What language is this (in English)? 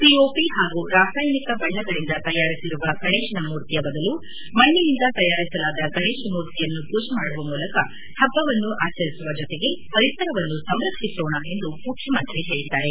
Kannada